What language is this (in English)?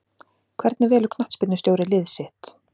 Icelandic